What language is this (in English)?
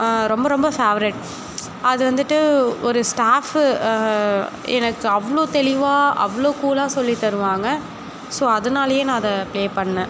Tamil